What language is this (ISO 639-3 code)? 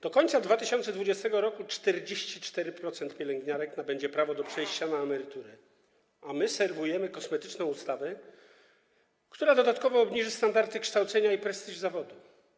pol